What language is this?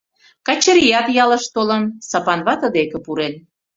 Mari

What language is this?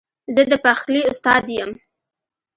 Pashto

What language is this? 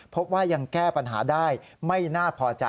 Thai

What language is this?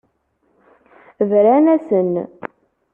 Kabyle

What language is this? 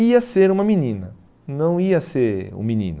Portuguese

